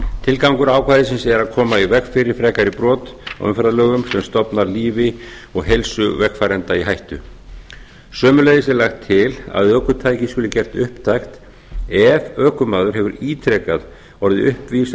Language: Icelandic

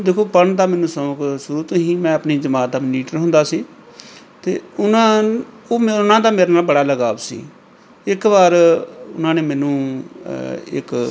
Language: Punjabi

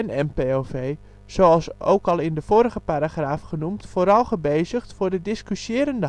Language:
Dutch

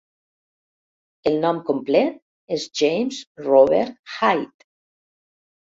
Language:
Catalan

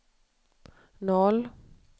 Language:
Swedish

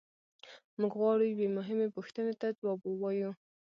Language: Pashto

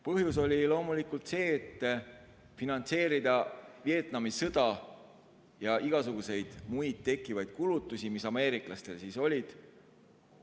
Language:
Estonian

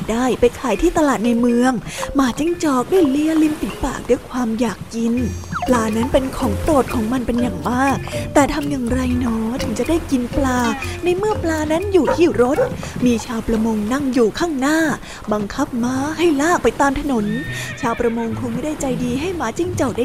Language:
Thai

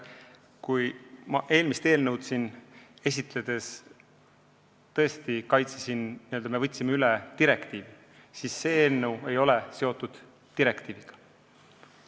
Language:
Estonian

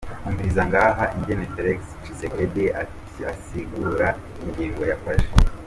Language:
Kinyarwanda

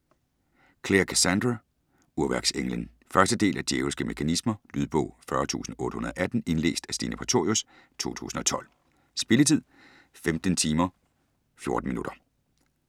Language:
Danish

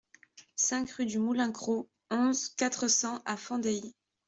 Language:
French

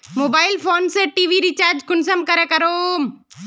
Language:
Magahi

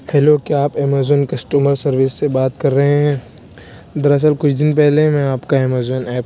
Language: Urdu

